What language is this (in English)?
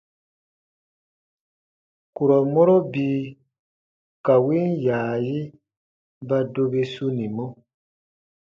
Baatonum